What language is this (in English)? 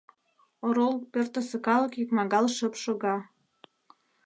Mari